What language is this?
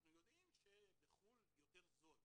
Hebrew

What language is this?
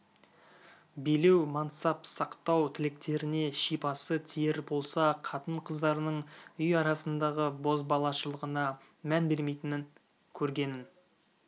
Kazakh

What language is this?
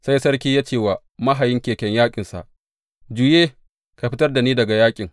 Hausa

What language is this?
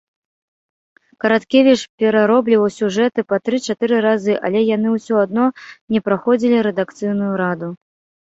Belarusian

